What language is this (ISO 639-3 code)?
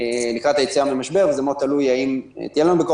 heb